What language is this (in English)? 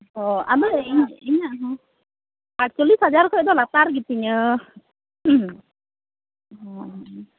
Santali